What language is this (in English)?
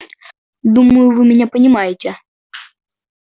Russian